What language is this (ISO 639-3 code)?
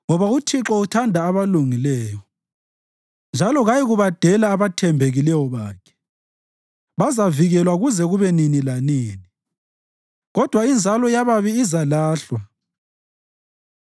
nde